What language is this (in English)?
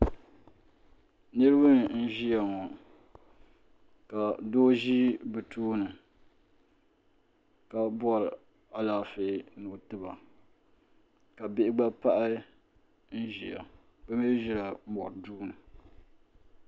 Dagbani